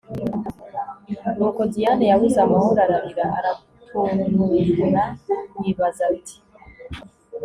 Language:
Kinyarwanda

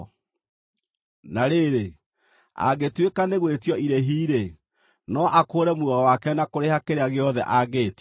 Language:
Kikuyu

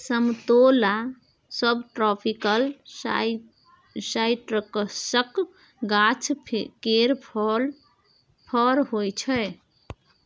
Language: Maithili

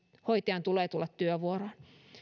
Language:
Finnish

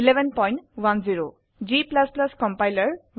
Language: Assamese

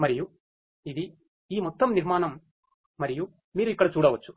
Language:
Telugu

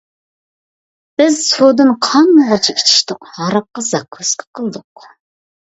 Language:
Uyghur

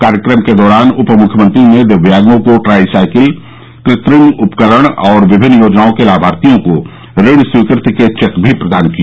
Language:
Hindi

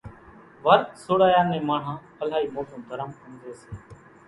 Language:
Kachi Koli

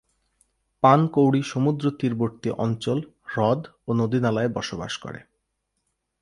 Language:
Bangla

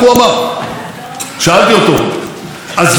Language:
Hebrew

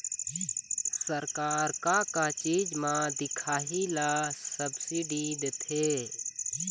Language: Chhattisgarhi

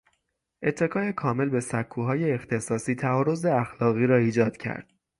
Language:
Persian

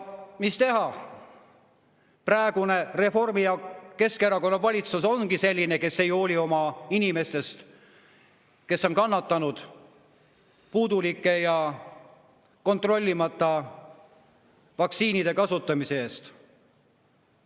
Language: Estonian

